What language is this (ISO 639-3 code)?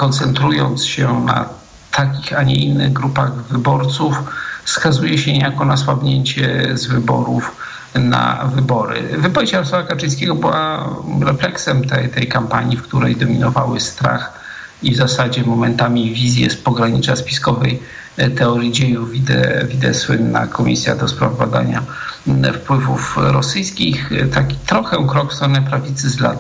pol